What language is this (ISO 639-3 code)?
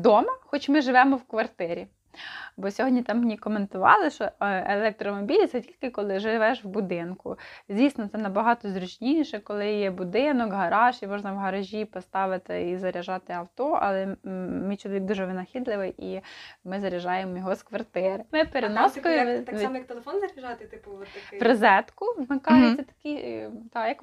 ukr